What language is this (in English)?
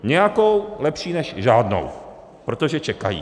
Czech